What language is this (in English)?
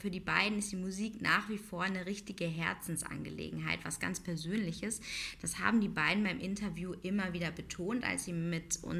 German